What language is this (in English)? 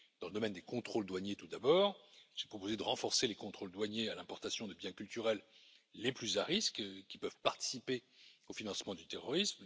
French